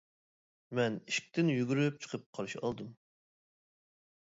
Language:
Uyghur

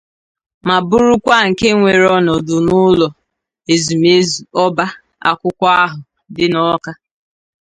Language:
Igbo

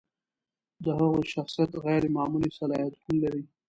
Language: Pashto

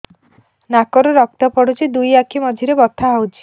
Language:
Odia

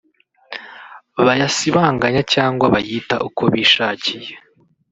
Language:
Kinyarwanda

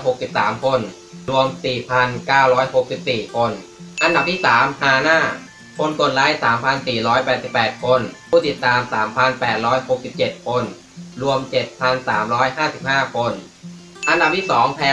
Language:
Thai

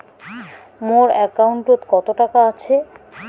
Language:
Bangla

